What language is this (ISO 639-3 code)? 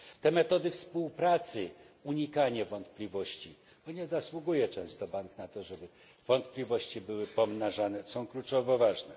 pol